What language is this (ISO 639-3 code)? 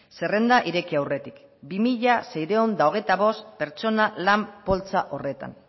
eus